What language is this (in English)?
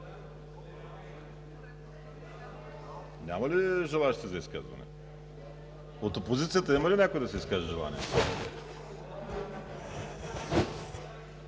Bulgarian